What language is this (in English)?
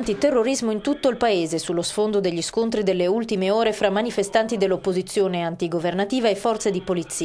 Italian